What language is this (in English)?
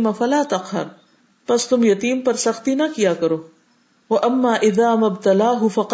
Urdu